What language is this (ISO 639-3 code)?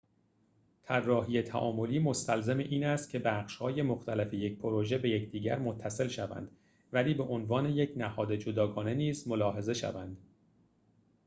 fas